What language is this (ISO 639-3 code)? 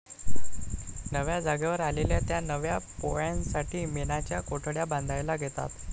mar